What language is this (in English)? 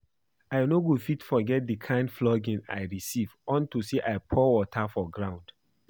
Nigerian Pidgin